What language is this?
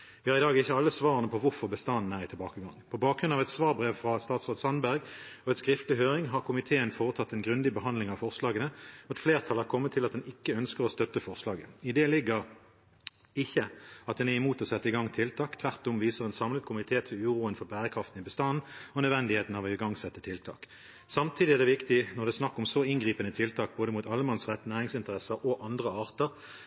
Norwegian Bokmål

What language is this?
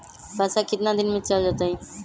Magahi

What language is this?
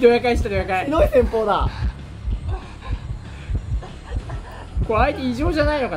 Japanese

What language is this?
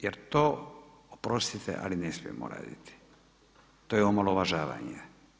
Croatian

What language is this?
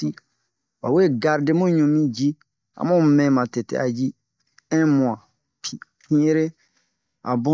Bomu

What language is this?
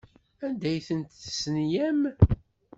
Kabyle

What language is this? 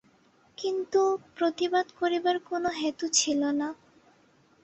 Bangla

